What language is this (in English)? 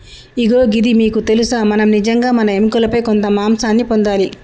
Telugu